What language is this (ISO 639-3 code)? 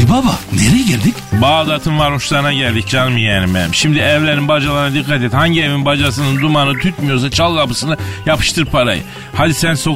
tur